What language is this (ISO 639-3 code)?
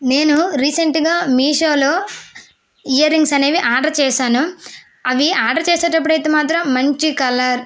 tel